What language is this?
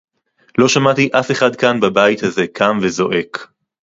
Hebrew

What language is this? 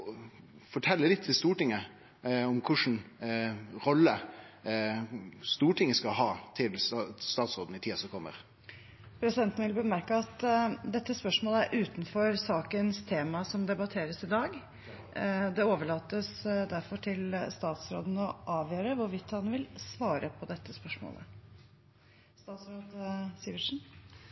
Norwegian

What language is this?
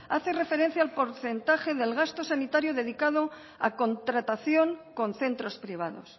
Spanish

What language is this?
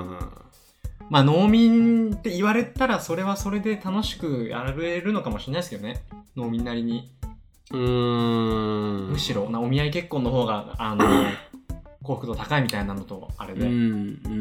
Japanese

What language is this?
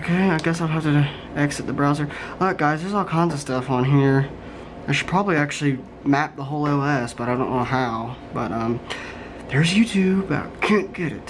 English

